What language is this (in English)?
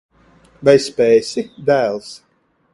Latvian